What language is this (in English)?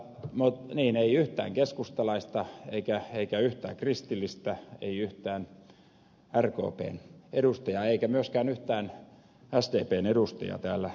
Finnish